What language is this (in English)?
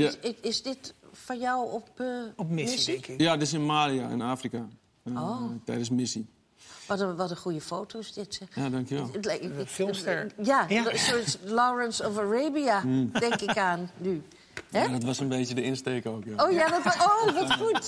Dutch